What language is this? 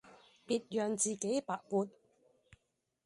Cantonese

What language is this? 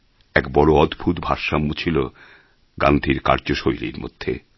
Bangla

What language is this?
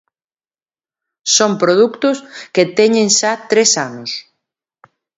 Galician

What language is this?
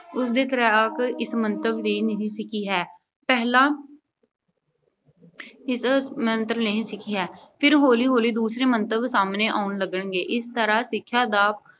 Punjabi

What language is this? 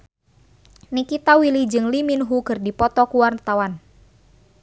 Sundanese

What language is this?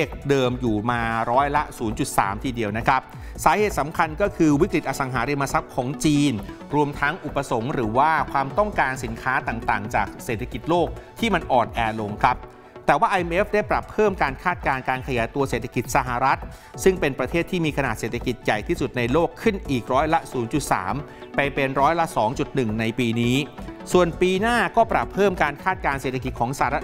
Thai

